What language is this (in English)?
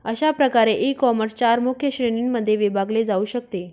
Marathi